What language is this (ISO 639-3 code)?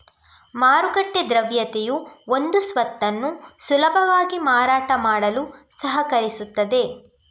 kan